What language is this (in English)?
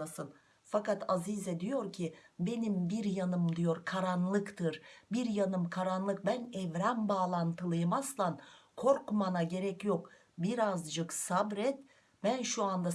Turkish